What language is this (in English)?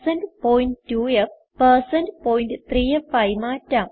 Malayalam